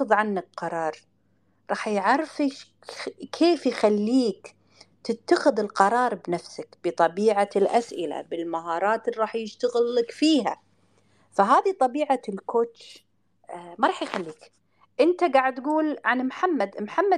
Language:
Arabic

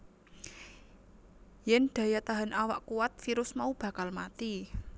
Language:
Javanese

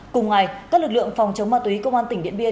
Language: Vietnamese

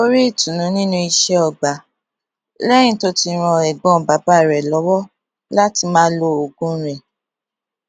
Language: Yoruba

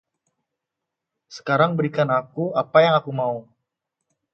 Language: Indonesian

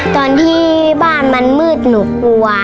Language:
Thai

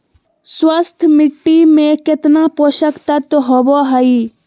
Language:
Magahi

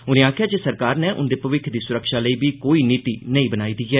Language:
Dogri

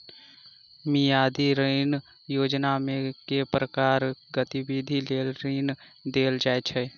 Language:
Maithili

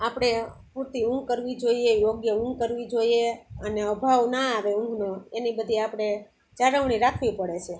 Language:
Gujarati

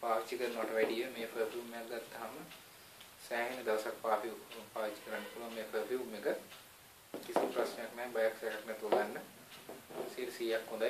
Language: Portuguese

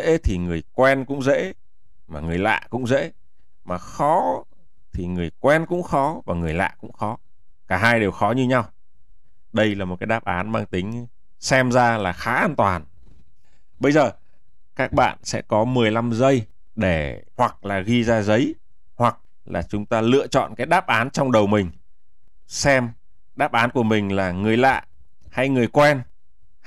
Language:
Vietnamese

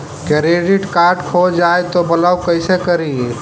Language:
Magahi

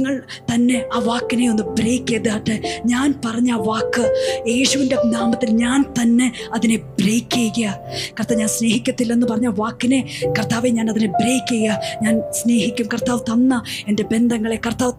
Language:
Malayalam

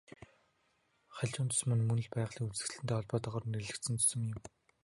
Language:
Mongolian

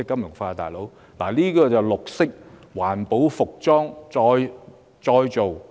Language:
Cantonese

